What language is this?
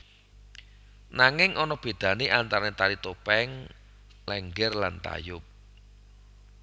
Javanese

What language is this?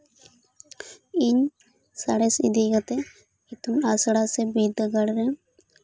Santali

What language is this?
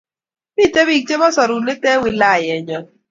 Kalenjin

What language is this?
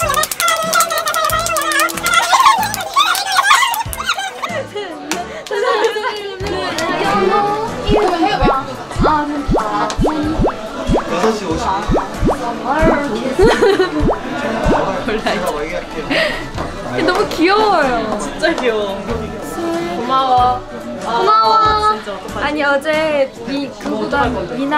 Korean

